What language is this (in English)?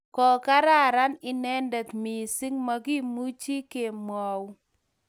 Kalenjin